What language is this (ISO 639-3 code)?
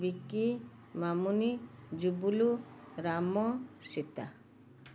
ori